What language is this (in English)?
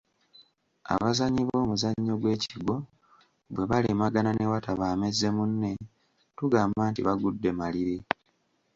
Ganda